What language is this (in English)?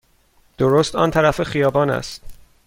Persian